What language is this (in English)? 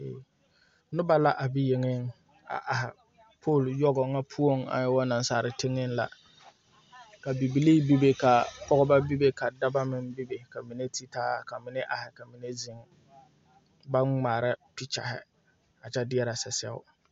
Southern Dagaare